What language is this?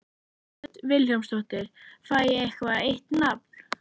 Icelandic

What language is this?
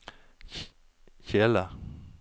Norwegian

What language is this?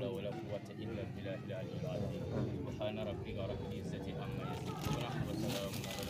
Arabic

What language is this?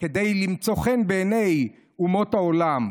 Hebrew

